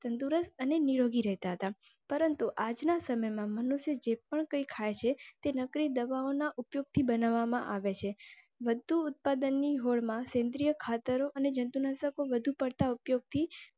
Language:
Gujarati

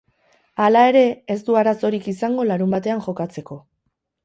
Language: Basque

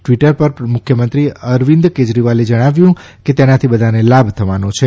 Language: Gujarati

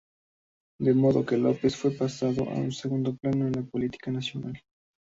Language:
Spanish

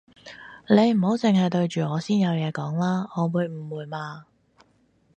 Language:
Cantonese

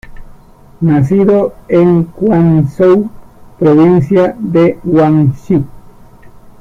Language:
Spanish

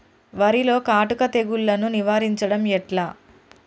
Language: Telugu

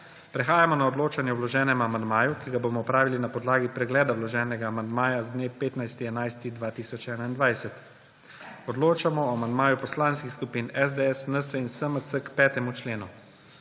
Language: Slovenian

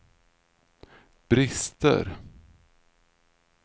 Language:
Swedish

